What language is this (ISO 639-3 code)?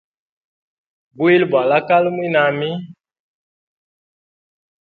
hem